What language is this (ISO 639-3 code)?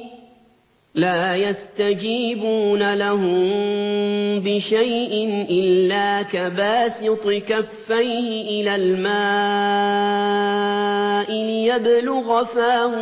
ara